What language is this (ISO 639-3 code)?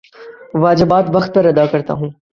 urd